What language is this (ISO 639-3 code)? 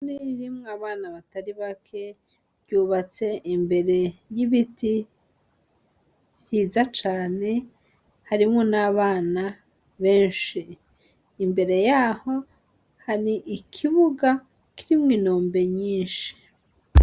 run